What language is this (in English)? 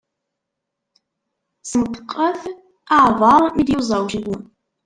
Kabyle